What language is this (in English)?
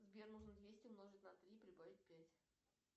Russian